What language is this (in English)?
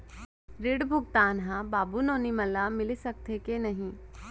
Chhattisgarhi